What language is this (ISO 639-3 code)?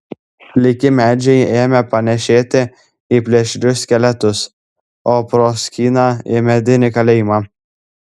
lit